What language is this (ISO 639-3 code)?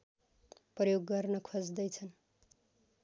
nep